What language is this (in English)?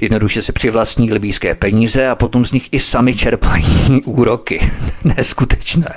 Czech